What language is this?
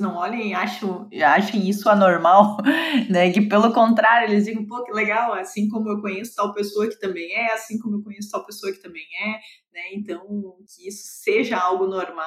Portuguese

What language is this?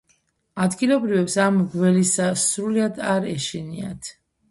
Georgian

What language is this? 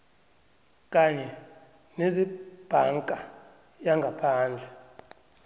South Ndebele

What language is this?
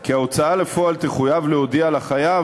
Hebrew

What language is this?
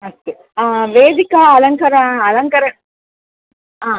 Sanskrit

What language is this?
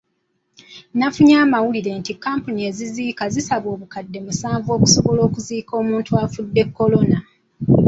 Ganda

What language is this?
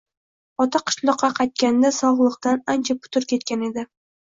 Uzbek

